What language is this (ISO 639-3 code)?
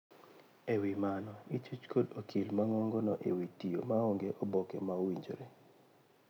luo